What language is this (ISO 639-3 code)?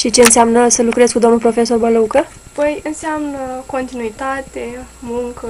ron